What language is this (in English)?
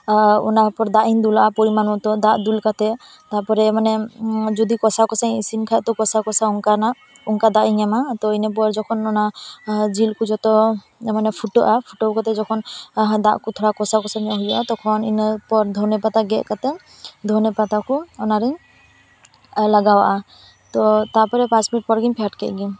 Santali